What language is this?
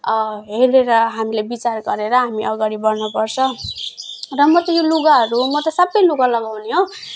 Nepali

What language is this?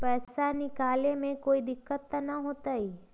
Magahi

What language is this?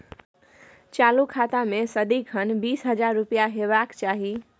Maithili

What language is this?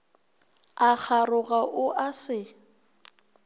Northern Sotho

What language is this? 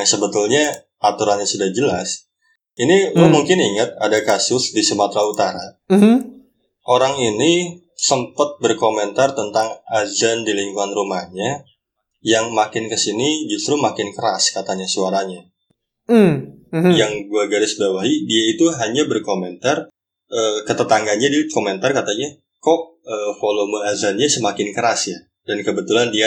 Indonesian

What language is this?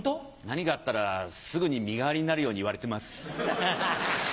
Japanese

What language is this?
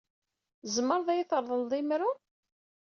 Kabyle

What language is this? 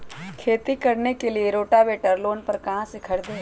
Magahi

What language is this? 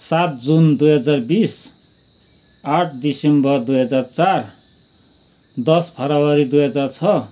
Nepali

